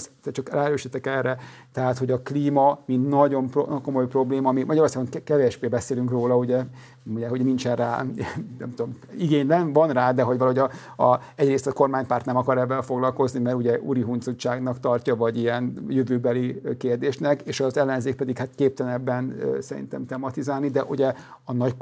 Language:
Hungarian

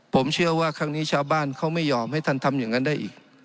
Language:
Thai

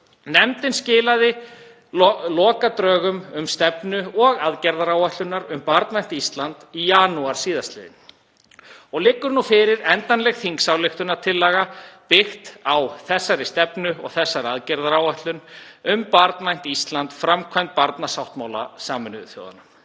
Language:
Icelandic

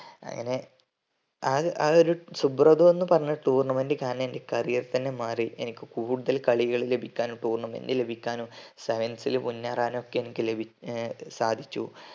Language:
Malayalam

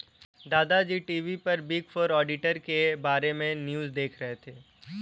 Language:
Hindi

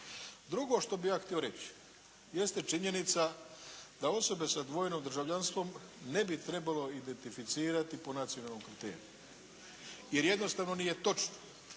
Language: Croatian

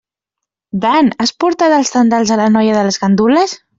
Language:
Catalan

